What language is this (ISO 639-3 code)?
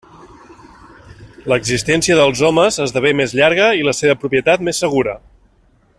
cat